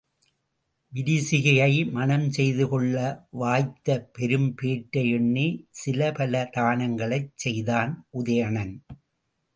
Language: Tamil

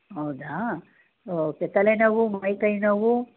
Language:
Kannada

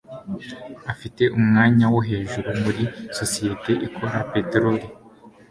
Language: Kinyarwanda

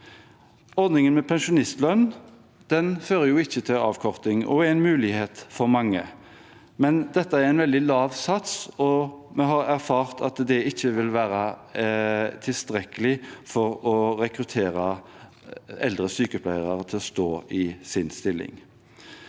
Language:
Norwegian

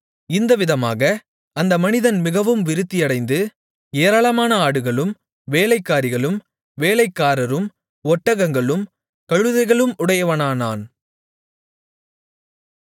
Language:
Tamil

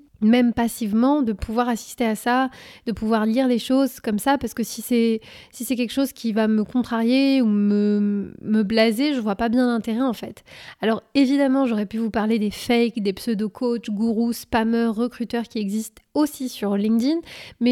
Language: French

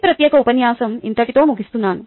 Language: Telugu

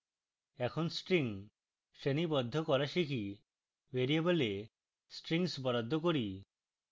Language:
Bangla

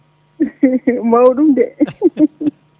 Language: Fula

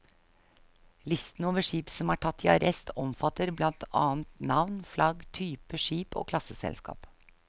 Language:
Norwegian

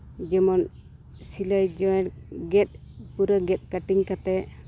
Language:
Santali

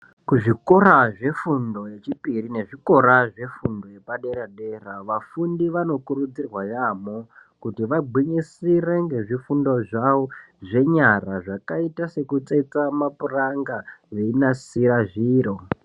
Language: Ndau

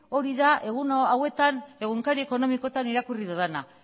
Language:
Basque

